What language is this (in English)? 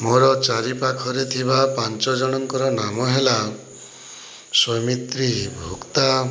Odia